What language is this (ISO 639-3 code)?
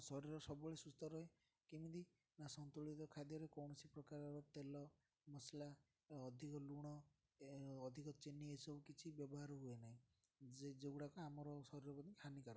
ori